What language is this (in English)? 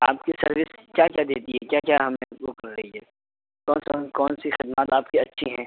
Urdu